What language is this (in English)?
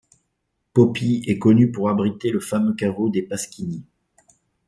French